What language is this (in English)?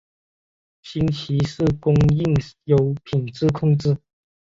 Chinese